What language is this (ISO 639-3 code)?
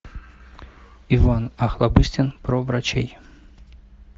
rus